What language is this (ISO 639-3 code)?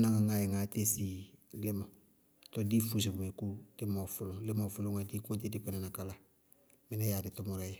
bqg